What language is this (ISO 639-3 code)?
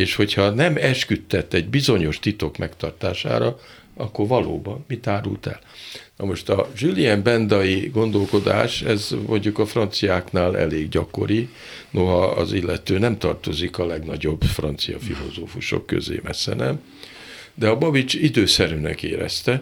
hun